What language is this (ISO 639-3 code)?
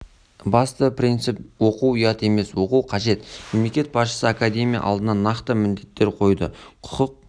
kaz